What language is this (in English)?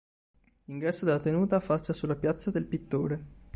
Italian